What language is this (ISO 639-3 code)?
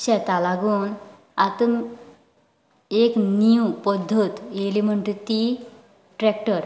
kok